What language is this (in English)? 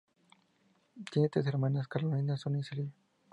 Spanish